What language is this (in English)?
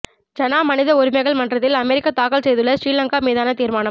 Tamil